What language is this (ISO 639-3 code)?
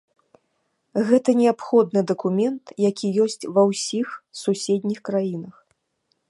bel